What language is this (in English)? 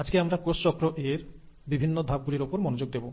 Bangla